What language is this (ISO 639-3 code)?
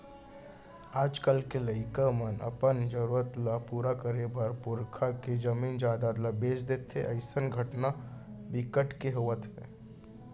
hne